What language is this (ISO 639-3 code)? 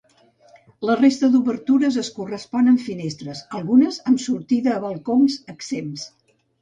cat